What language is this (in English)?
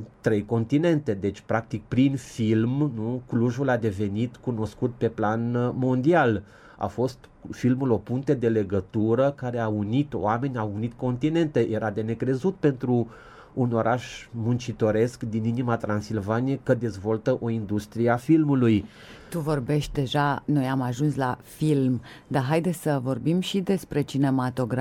Romanian